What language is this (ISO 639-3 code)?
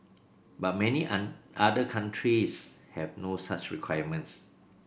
eng